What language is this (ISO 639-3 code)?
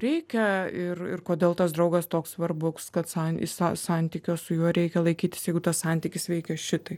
lit